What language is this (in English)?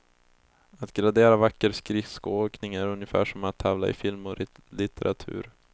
Swedish